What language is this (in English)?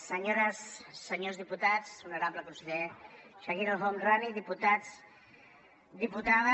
Catalan